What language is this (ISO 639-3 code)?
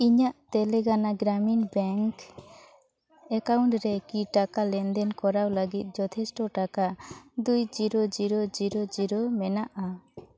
sat